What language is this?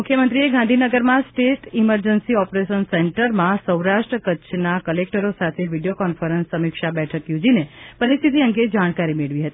Gujarati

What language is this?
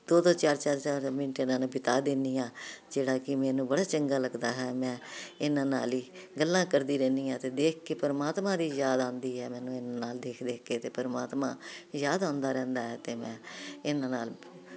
Punjabi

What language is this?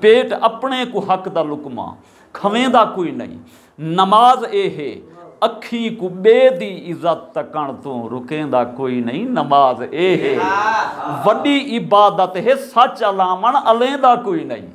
Punjabi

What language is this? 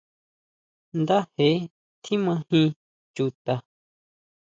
Huautla Mazatec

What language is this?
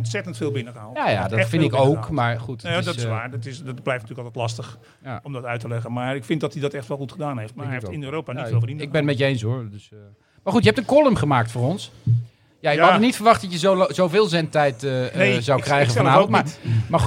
Dutch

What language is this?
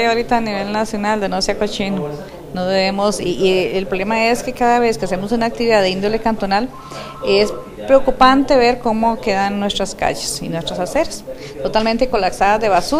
Spanish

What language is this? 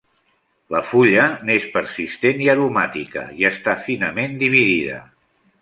Catalan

